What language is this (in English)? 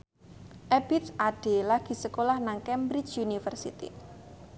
Javanese